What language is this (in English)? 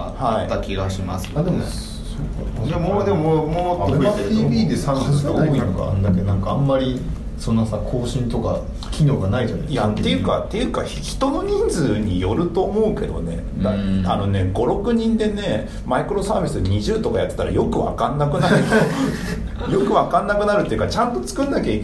Japanese